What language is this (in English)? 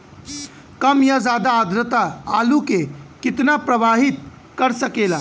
Bhojpuri